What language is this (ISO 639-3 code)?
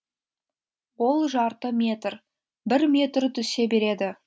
kaz